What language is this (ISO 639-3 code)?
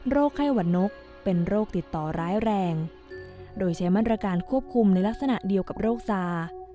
tha